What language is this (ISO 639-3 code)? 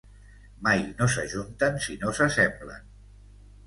cat